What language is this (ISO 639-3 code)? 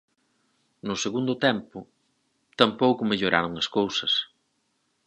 glg